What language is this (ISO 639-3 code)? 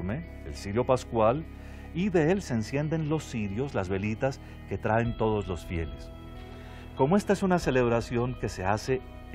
spa